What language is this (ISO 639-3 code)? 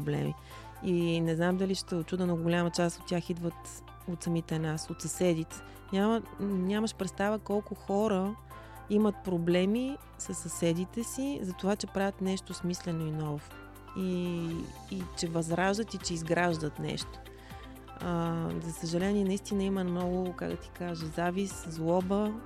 bul